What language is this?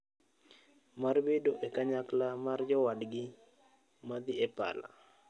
Luo (Kenya and Tanzania)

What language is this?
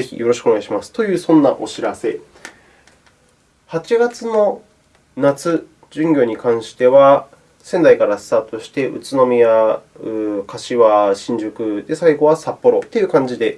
Japanese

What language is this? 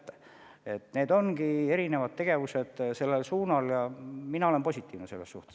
Estonian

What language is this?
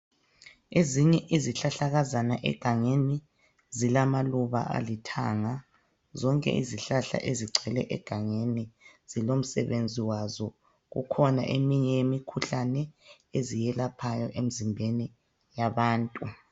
North Ndebele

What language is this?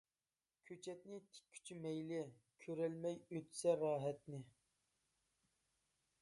Uyghur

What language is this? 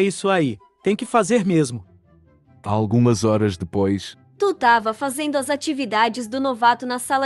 Portuguese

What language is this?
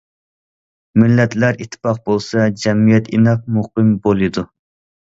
Uyghur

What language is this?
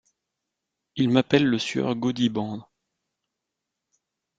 French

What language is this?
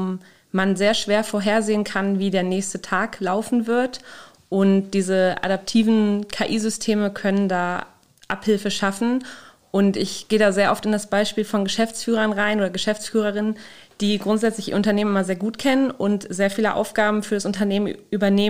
German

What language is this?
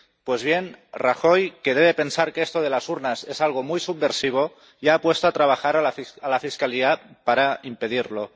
Spanish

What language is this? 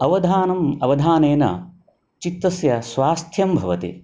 Sanskrit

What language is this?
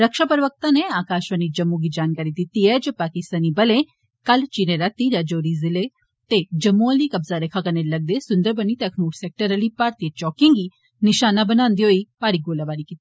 Dogri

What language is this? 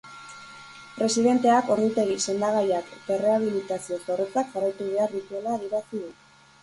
Basque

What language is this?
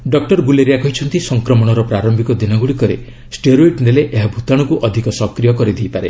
Odia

